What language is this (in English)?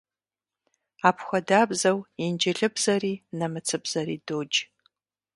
Kabardian